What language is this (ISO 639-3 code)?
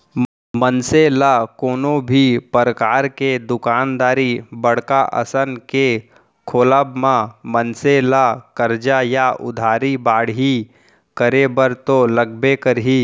hne